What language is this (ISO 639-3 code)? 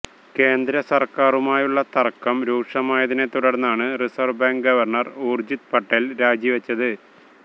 mal